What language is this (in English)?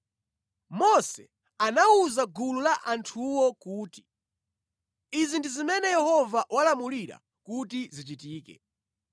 Nyanja